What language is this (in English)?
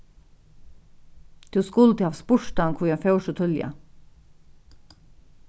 Faroese